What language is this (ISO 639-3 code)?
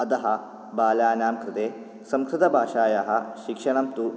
san